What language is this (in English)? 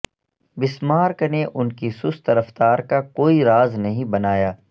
Urdu